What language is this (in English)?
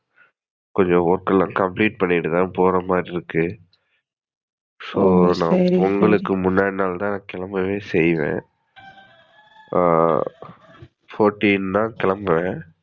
Tamil